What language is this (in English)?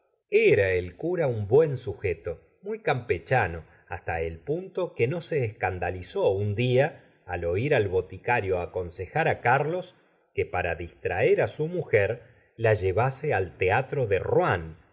Spanish